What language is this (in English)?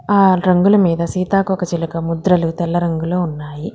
Telugu